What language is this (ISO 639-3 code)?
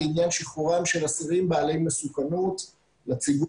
heb